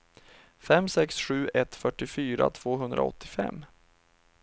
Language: Swedish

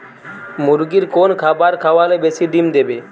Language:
Bangla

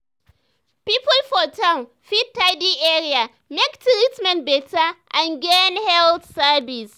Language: Nigerian Pidgin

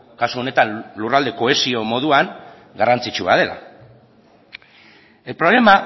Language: Basque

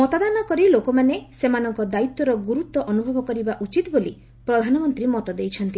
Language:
Odia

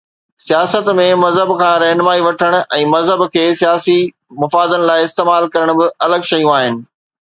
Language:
Sindhi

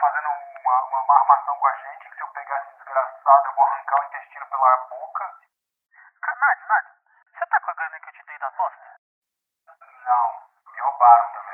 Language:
Portuguese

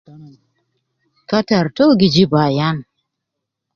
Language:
Nubi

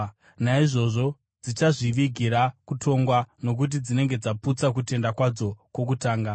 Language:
Shona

